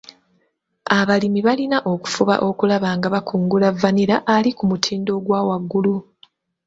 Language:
Ganda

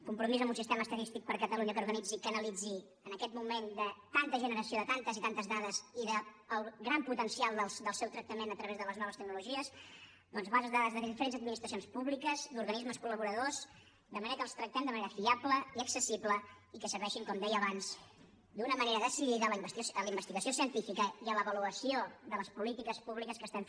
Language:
Catalan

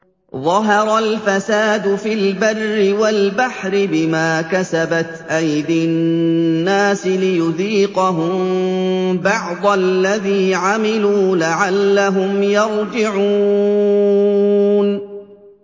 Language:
Arabic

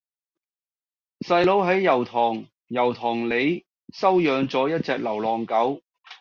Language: Cantonese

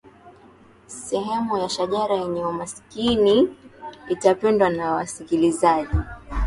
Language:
Swahili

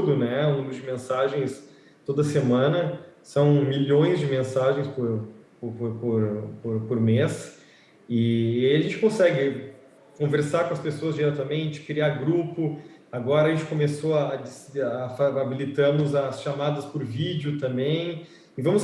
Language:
Portuguese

